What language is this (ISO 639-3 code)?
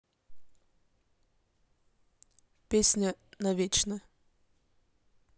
rus